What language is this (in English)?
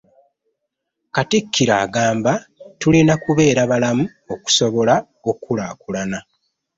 Ganda